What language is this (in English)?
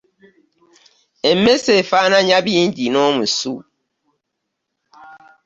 Ganda